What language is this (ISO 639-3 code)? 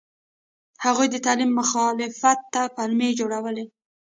pus